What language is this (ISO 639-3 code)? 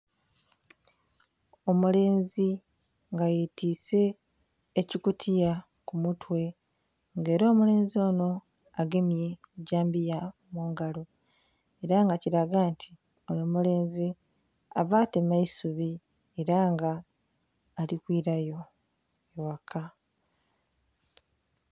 xog